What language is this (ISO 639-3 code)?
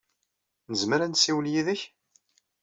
kab